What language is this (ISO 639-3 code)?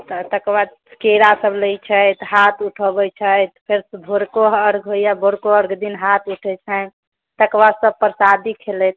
mai